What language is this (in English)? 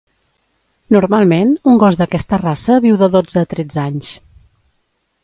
Catalan